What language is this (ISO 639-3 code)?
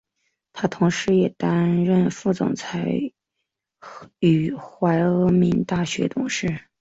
zho